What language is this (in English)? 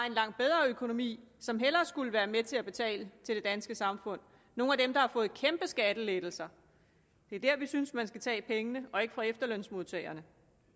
Danish